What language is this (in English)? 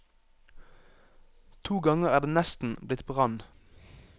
Norwegian